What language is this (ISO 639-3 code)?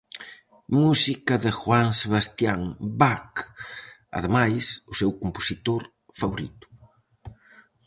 glg